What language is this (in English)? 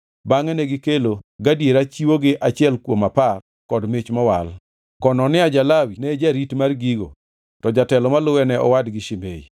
Luo (Kenya and Tanzania)